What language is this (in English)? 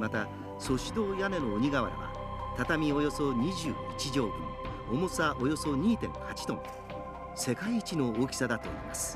Japanese